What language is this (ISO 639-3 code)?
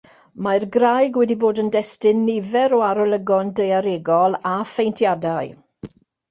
cym